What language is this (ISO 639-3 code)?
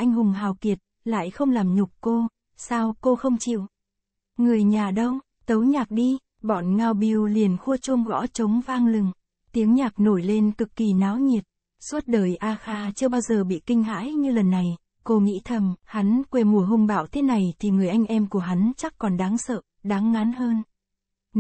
vie